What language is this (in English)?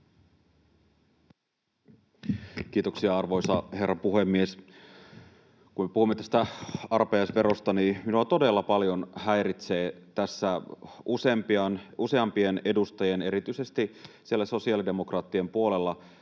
Finnish